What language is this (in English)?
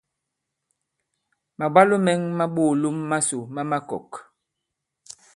Bankon